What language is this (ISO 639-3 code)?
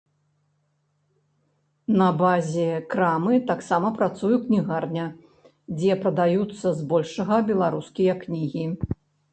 bel